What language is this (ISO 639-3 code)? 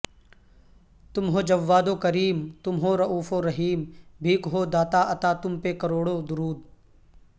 urd